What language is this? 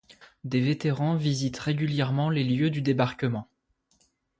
French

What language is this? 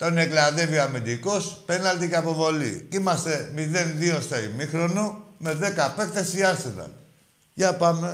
Greek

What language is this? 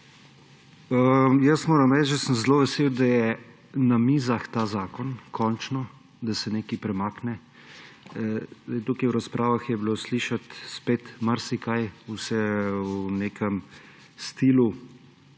Slovenian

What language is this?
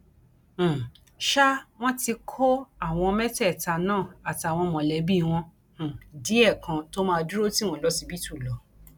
Yoruba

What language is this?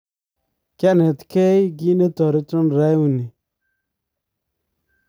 Kalenjin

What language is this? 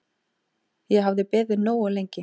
Icelandic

